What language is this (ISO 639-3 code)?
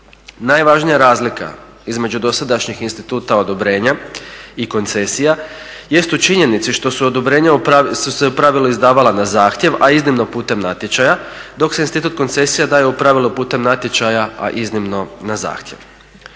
hrv